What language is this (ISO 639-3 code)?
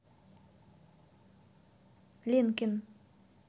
rus